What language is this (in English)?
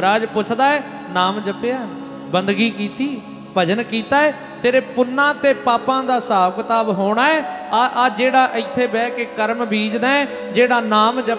Punjabi